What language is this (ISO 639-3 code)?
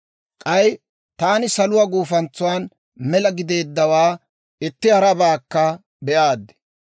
dwr